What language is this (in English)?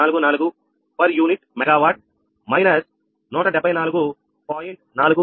Telugu